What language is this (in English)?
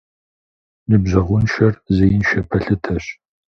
Kabardian